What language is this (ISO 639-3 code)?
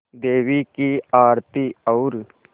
hin